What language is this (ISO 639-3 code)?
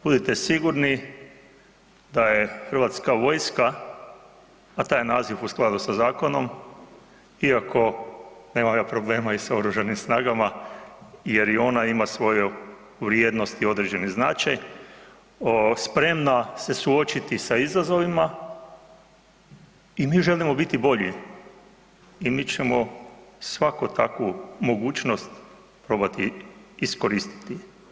hrv